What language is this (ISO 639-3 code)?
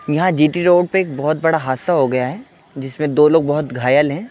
urd